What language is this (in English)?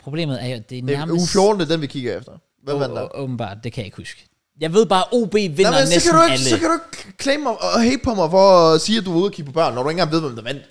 Danish